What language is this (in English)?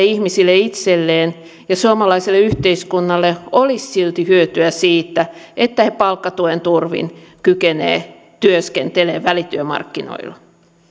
Finnish